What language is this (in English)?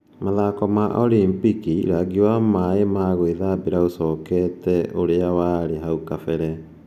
Kikuyu